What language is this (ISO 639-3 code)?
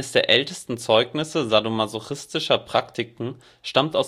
deu